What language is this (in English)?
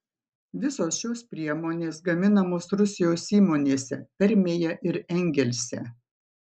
Lithuanian